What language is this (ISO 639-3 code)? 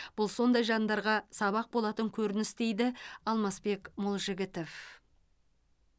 kaz